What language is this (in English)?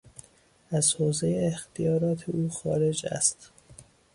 Persian